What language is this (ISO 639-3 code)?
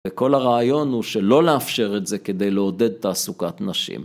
heb